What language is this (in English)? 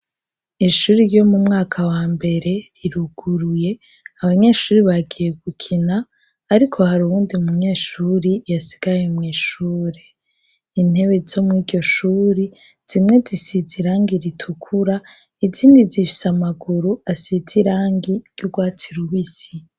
Rundi